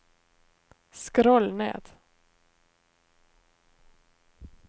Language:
Norwegian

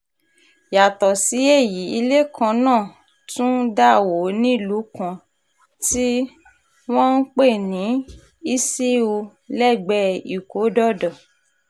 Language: Yoruba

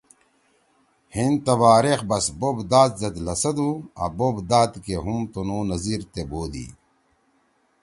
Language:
Torwali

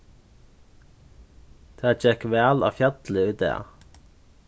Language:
Faroese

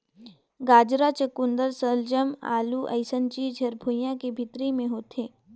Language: Chhattisgarhi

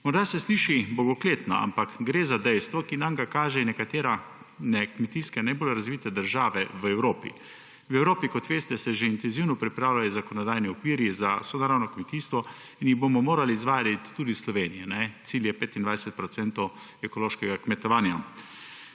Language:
Slovenian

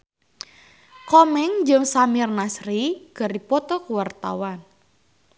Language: Sundanese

